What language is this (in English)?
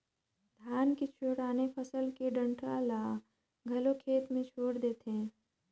Chhattisgarhi